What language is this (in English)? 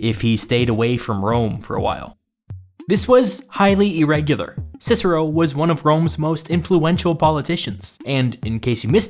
English